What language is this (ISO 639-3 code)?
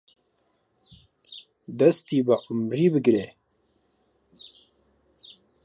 ckb